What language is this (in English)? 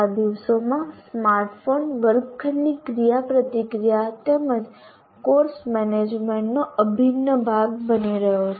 Gujarati